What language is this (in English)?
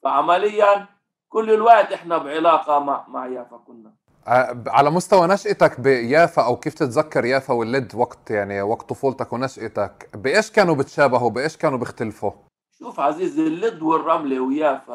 Arabic